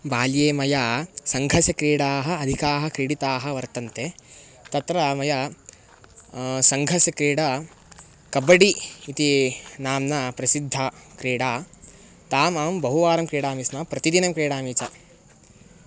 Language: Sanskrit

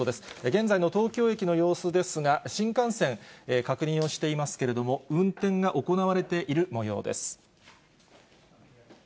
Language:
Japanese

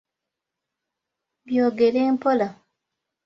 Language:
Ganda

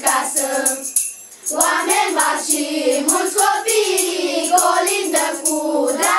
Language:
Romanian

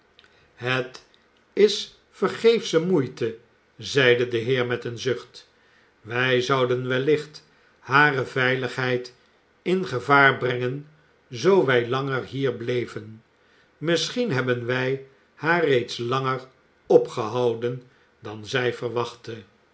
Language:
Dutch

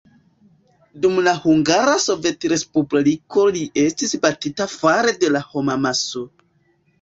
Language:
Esperanto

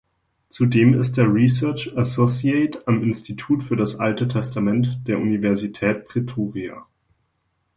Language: German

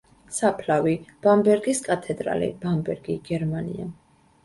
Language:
Georgian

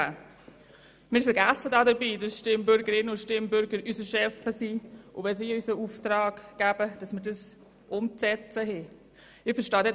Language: Swiss German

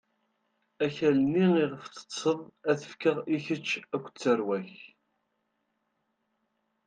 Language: Kabyle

